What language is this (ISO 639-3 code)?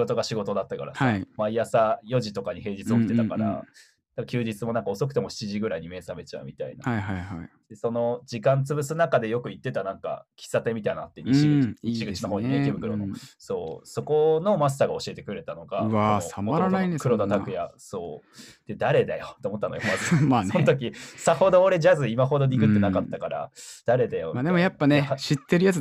jpn